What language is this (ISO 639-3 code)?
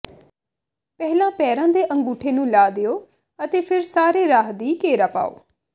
pan